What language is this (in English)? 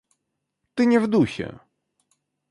Russian